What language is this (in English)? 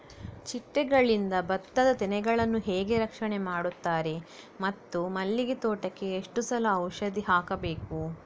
Kannada